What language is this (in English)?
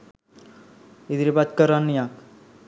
Sinhala